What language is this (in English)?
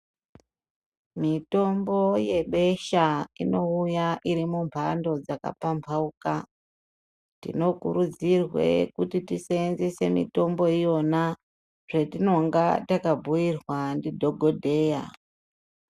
Ndau